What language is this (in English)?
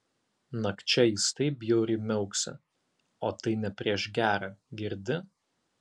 Lithuanian